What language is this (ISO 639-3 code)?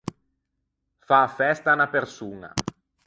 lij